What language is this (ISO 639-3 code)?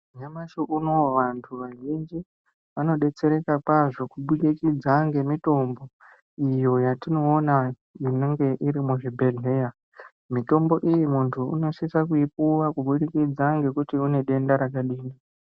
ndc